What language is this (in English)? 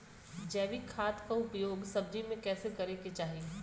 Bhojpuri